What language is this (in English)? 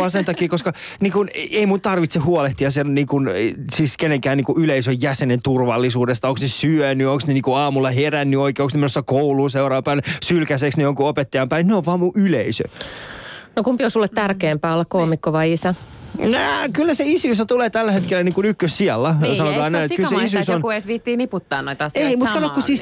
Finnish